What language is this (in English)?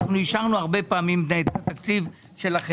Hebrew